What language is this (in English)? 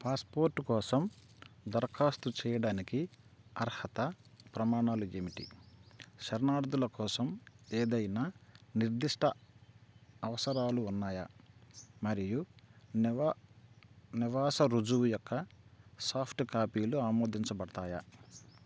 Telugu